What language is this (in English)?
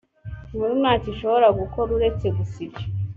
Kinyarwanda